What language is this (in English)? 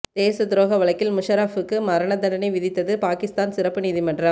Tamil